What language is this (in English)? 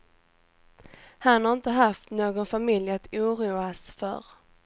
Swedish